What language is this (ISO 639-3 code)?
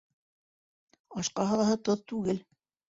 bak